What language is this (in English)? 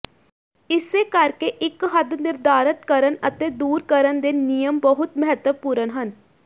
Punjabi